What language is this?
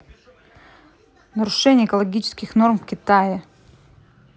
Russian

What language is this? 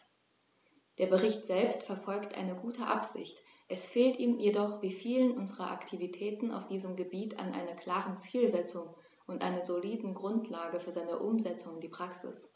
German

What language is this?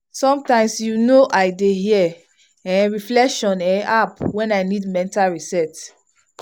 Nigerian Pidgin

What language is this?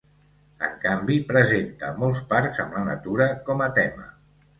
Catalan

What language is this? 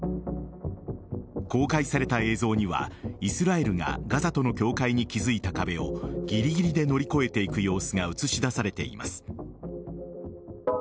Japanese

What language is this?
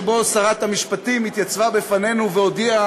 Hebrew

